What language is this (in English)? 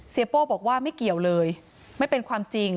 Thai